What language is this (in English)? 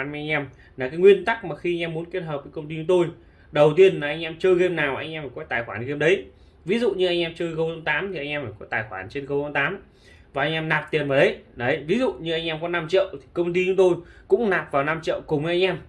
Vietnamese